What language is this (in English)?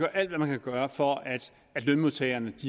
Danish